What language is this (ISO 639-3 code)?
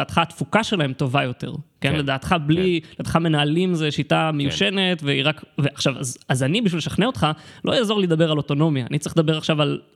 heb